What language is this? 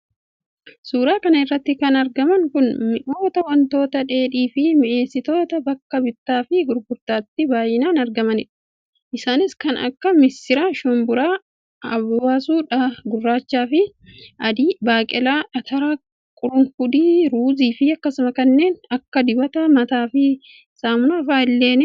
Oromo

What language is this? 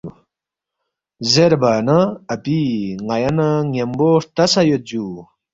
Balti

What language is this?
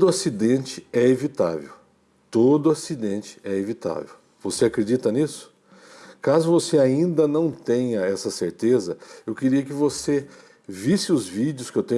Portuguese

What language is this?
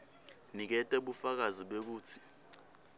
Swati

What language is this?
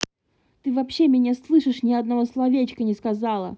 Russian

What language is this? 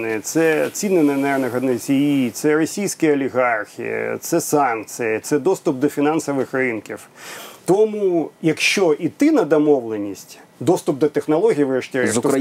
Ukrainian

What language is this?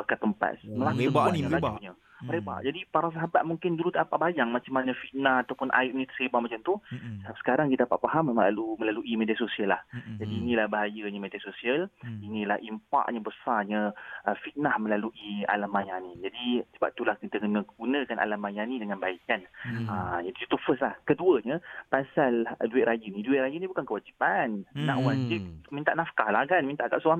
Malay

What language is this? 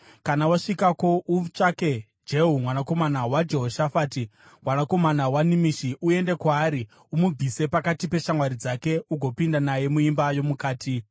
Shona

